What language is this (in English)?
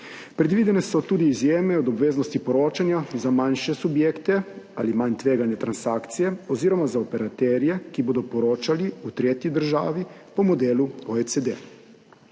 Slovenian